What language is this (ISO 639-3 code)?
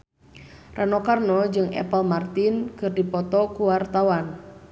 sun